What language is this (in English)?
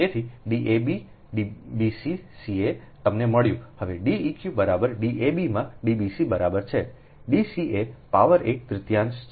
Gujarati